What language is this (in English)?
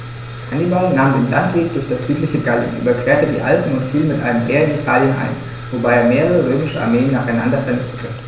German